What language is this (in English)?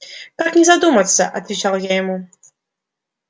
Russian